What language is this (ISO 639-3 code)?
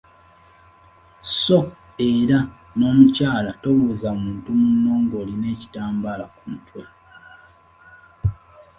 lug